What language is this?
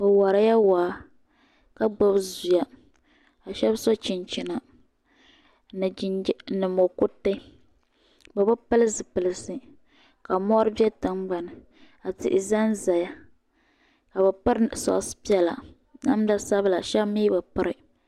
Dagbani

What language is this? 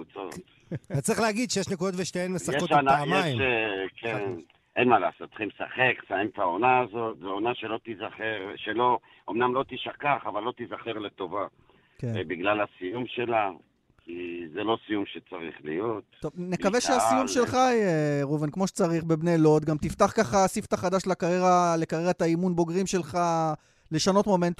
Hebrew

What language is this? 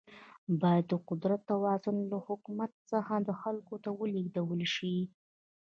Pashto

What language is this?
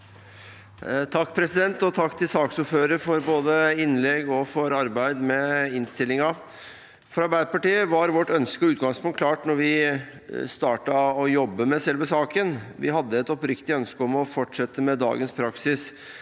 Norwegian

